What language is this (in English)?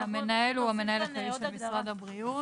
Hebrew